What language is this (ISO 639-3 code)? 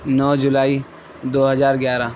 urd